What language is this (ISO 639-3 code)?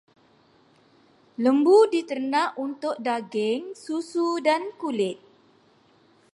msa